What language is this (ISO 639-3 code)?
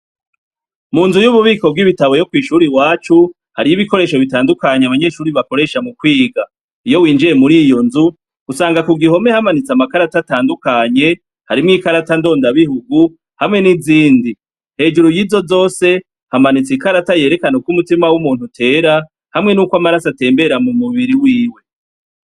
run